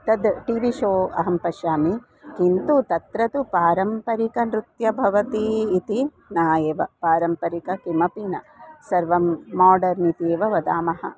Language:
Sanskrit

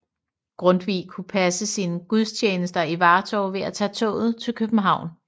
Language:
Danish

